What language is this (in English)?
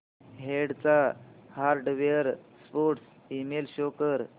Marathi